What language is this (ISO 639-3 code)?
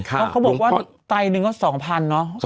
tha